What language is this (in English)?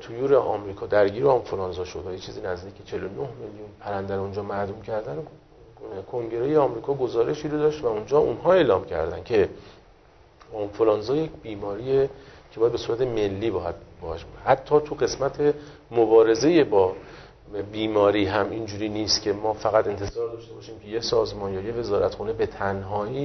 Persian